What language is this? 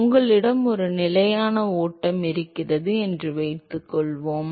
Tamil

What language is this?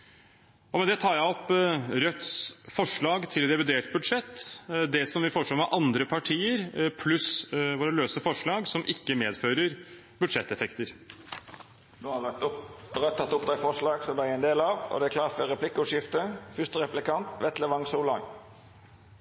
Norwegian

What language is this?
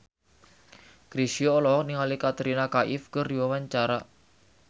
Sundanese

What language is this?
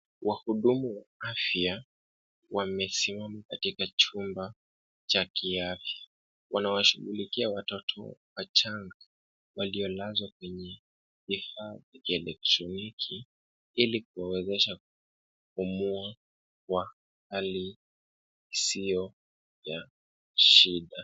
Swahili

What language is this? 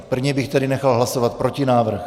Czech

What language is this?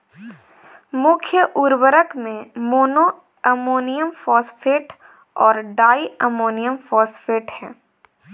Hindi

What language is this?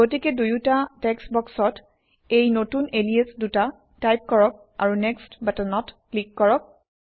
Assamese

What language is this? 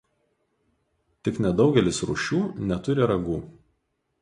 Lithuanian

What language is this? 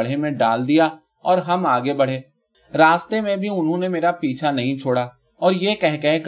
Urdu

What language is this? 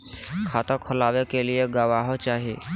Magahi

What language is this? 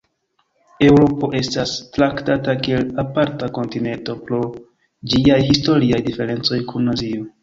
Esperanto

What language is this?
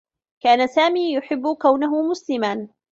Arabic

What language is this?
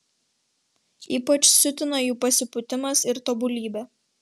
Lithuanian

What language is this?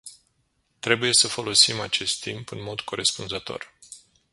Romanian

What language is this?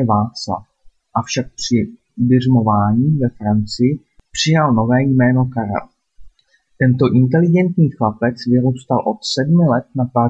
Czech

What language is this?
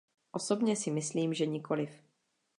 Czech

